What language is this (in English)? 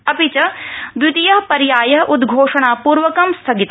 Sanskrit